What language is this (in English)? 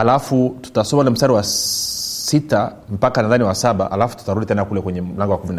Swahili